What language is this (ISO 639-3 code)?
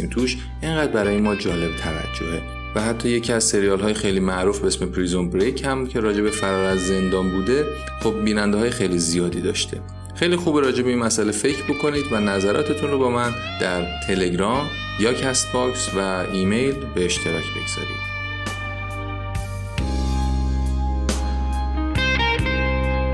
fas